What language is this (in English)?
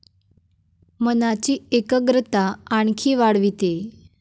Marathi